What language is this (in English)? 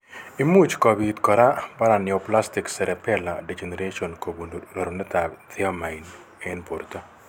Kalenjin